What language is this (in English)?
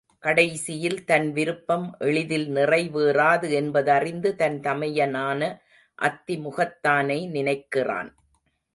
Tamil